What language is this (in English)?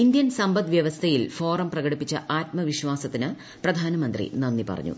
Malayalam